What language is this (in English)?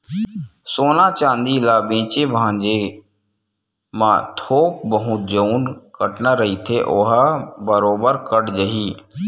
Chhattisgarhi